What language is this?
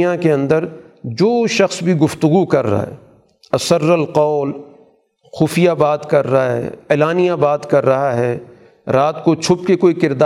Urdu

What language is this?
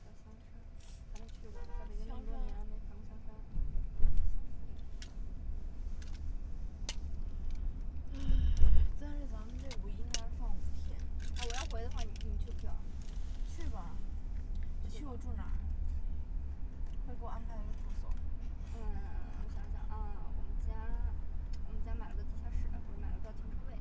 Chinese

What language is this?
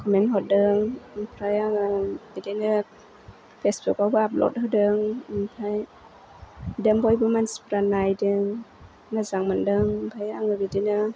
Bodo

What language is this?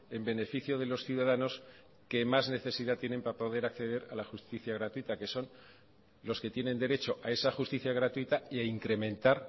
Spanish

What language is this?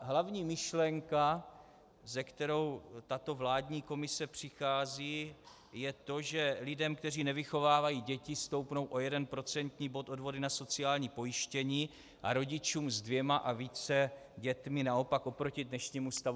Czech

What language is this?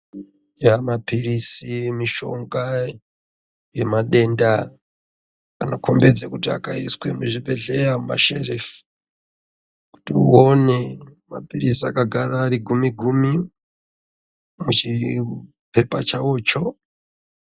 Ndau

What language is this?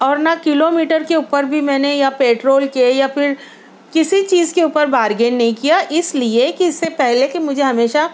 Urdu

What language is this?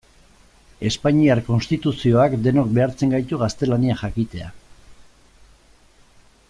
Basque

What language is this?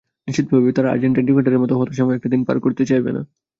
Bangla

